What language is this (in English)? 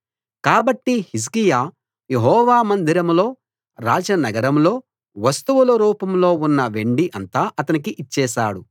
Telugu